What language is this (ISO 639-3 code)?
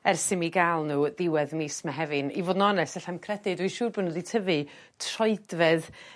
cym